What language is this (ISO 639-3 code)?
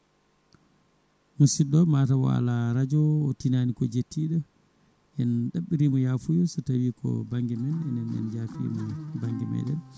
ful